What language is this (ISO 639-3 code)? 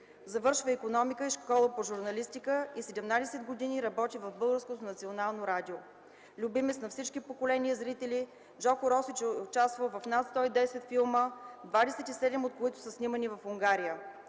bul